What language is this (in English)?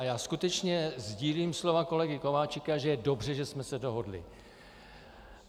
Czech